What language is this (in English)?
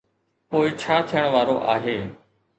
Sindhi